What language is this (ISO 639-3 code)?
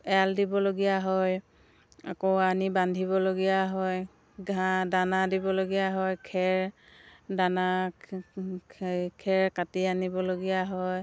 asm